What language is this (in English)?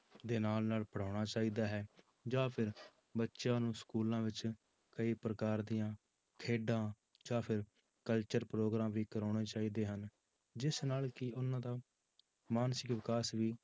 Punjabi